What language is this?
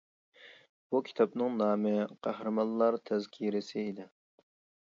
Uyghur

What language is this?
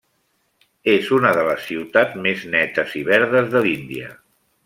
Catalan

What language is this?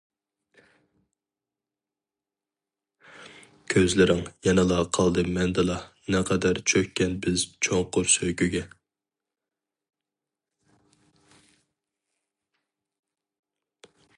Uyghur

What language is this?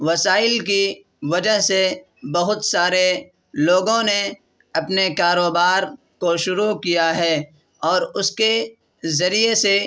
Urdu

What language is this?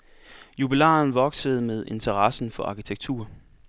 Danish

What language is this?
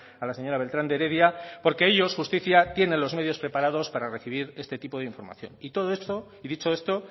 Spanish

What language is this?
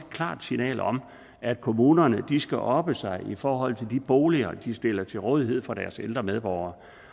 Danish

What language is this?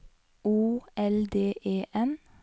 Norwegian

